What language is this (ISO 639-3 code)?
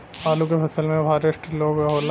bho